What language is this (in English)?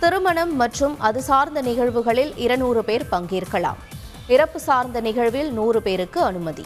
Tamil